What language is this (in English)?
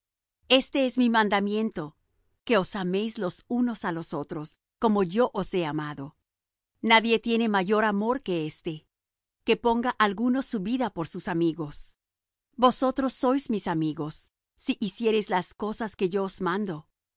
Spanish